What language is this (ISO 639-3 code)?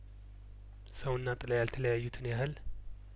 amh